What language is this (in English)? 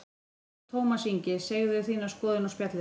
Icelandic